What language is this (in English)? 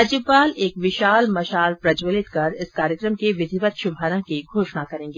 Hindi